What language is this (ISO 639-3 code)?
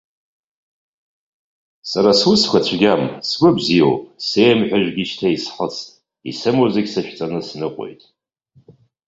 abk